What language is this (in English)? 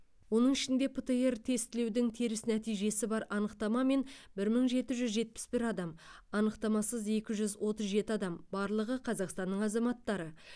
Kazakh